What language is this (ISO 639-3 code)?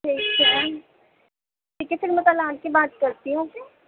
urd